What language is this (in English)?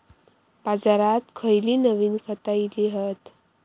Marathi